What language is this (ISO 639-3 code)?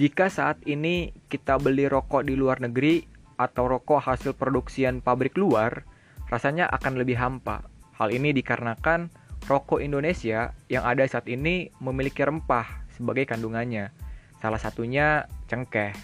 ind